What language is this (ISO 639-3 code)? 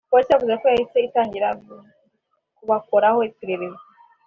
kin